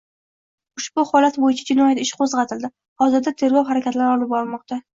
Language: Uzbek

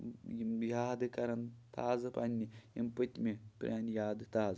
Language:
Kashmiri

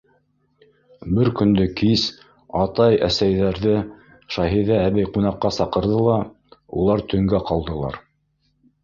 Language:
Bashkir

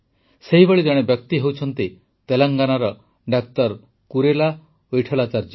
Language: Odia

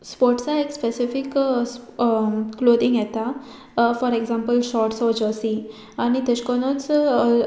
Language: Konkani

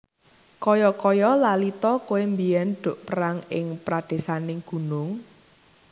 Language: Javanese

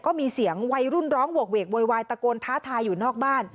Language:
Thai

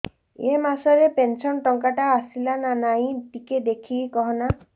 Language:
Odia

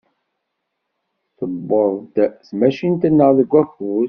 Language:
Kabyle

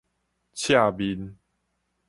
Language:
Min Nan Chinese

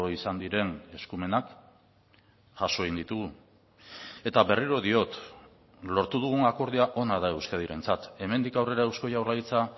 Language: Basque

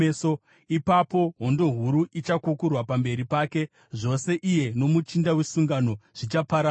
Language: Shona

